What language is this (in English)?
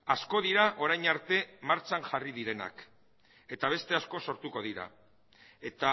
Basque